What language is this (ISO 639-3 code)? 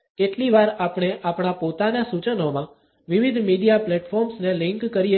guj